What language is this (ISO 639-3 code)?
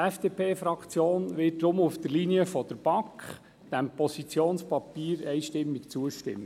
gsw